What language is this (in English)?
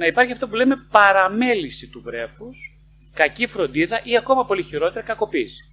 Greek